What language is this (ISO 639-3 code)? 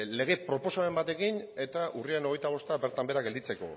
eus